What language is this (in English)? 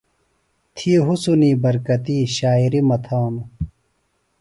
Phalura